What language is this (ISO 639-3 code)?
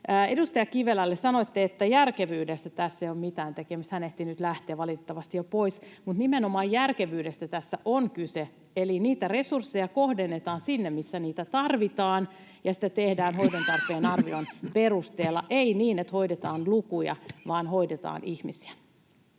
fin